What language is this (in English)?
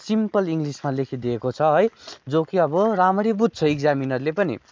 Nepali